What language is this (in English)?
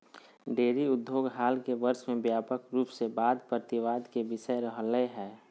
Magahi